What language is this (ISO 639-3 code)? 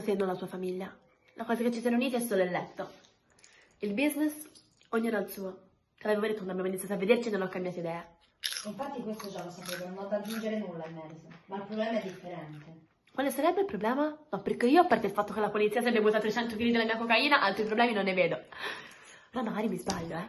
ita